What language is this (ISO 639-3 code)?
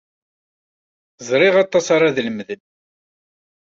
kab